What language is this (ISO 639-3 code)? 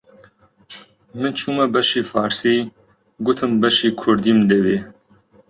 ckb